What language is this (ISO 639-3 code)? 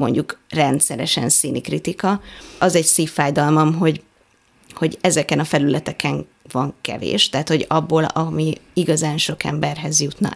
hun